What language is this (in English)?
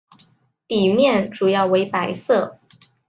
Chinese